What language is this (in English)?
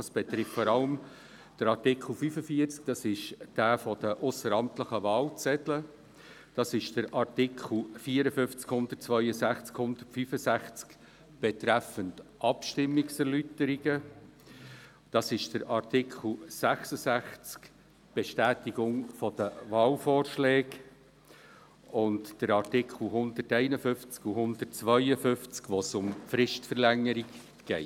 Swiss German